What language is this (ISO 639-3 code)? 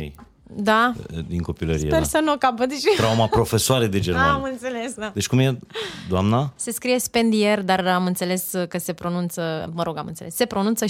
ron